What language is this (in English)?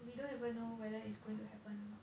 English